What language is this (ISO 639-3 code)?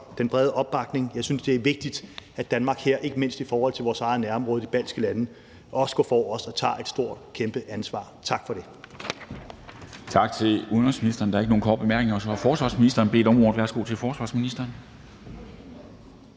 dan